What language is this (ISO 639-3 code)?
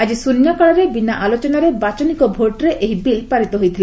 ori